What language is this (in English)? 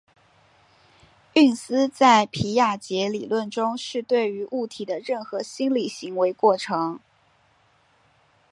Chinese